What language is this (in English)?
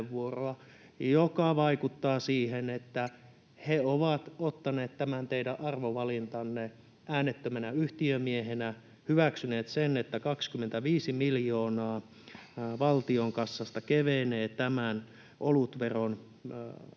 Finnish